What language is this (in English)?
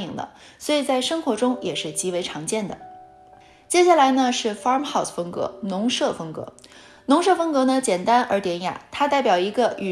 Chinese